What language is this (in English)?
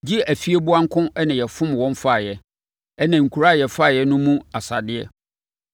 Akan